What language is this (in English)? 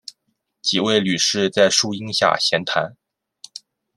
Chinese